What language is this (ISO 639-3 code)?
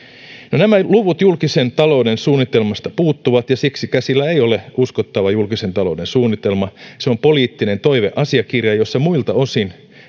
fin